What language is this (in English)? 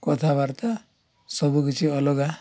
Odia